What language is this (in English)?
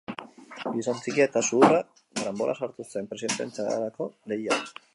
Basque